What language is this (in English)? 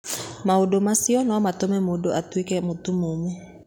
Kikuyu